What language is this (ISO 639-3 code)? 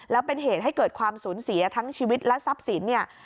tha